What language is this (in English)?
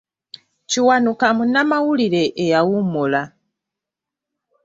Ganda